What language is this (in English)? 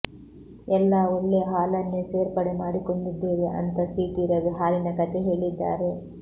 Kannada